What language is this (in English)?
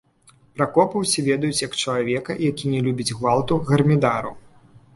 Belarusian